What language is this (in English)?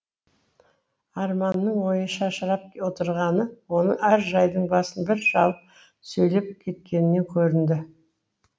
Kazakh